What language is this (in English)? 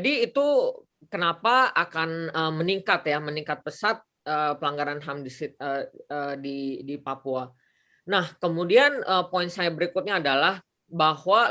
Indonesian